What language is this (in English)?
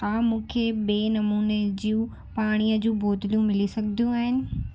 Sindhi